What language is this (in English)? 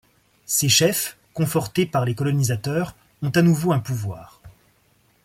French